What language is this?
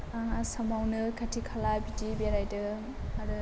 Bodo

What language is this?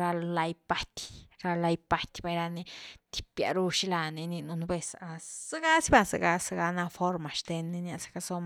Güilá Zapotec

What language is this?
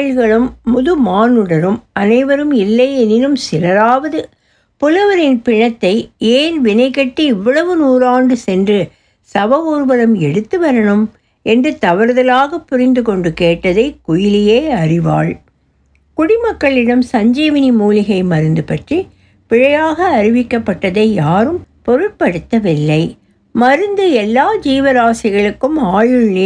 Tamil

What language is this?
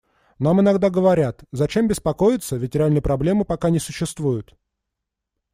Russian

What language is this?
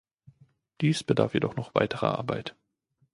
German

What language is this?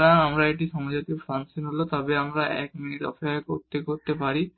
Bangla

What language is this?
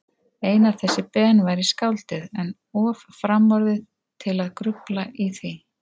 Icelandic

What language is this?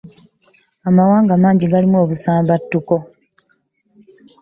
Ganda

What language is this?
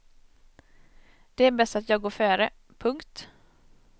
Swedish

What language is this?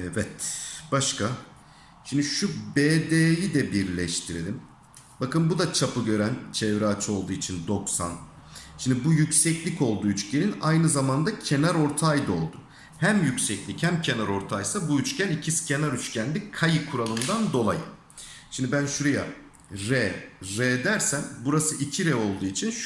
Turkish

